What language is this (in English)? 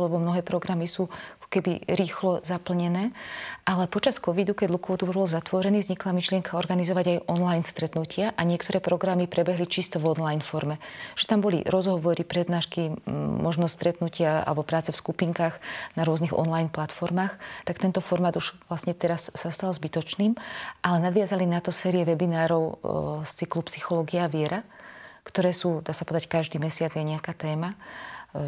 Slovak